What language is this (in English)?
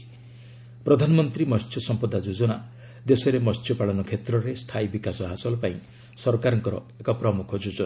Odia